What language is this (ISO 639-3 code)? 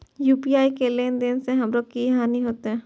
mai